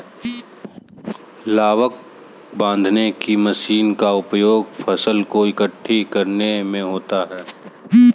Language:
Hindi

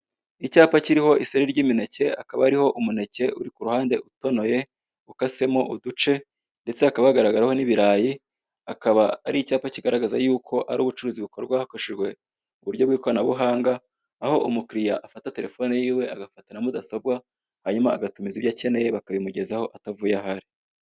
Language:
Kinyarwanda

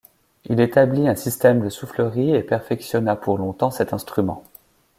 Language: French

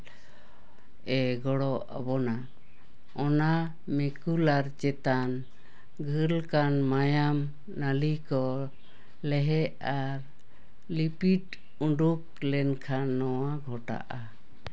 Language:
Santali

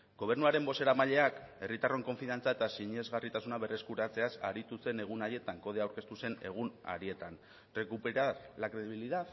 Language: Basque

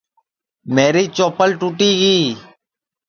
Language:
Sansi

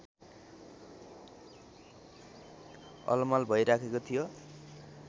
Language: Nepali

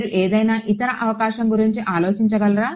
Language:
Telugu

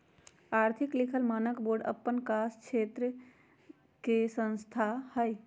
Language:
Magahi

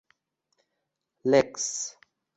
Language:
Uzbek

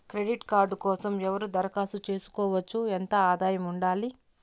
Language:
Telugu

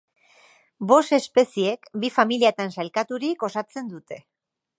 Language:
Basque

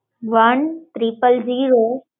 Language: Gujarati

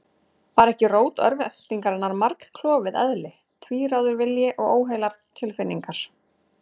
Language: Icelandic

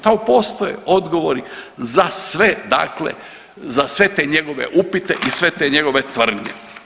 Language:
Croatian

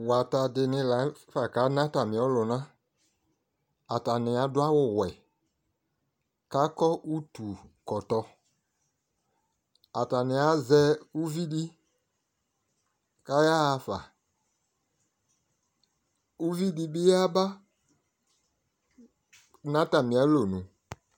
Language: Ikposo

